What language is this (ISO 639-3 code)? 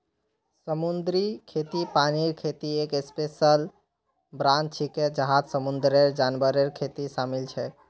mag